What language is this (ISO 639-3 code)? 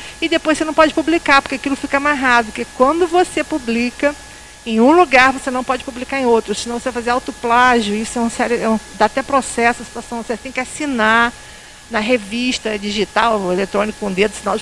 por